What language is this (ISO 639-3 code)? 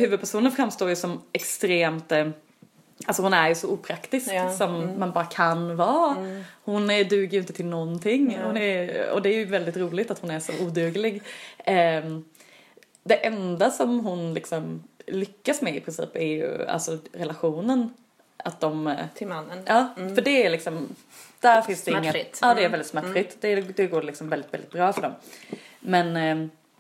swe